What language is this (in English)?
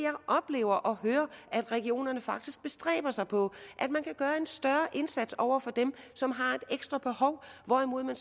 Danish